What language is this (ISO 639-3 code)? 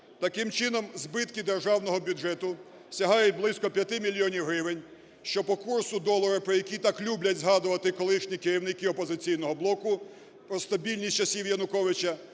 ukr